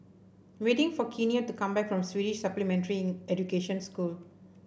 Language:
English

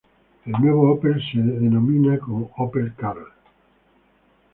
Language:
Spanish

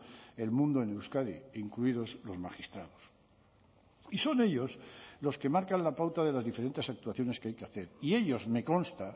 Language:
Spanish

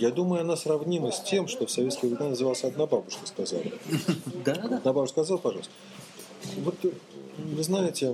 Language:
Russian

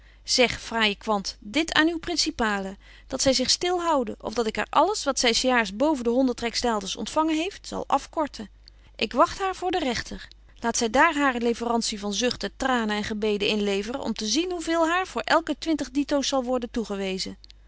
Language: Dutch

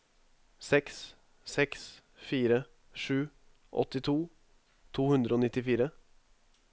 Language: Norwegian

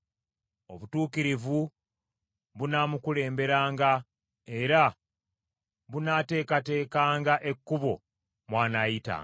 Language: Ganda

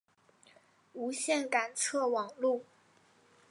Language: Chinese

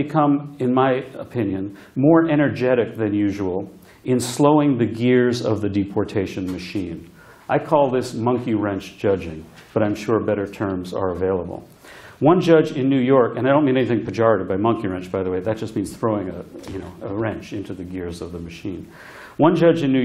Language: English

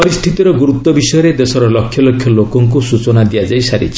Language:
Odia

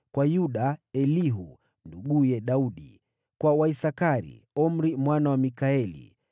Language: Swahili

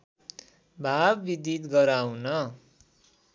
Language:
Nepali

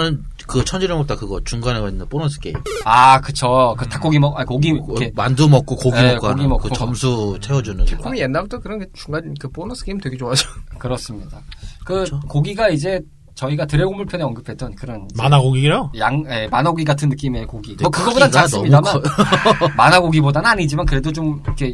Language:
Korean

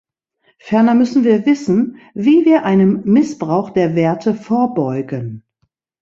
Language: German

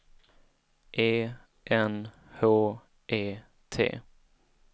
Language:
Swedish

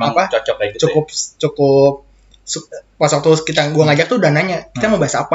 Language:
Indonesian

